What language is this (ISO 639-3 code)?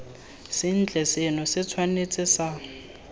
tsn